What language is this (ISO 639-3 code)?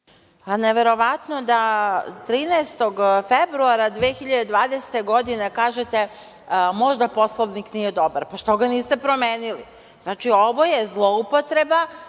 srp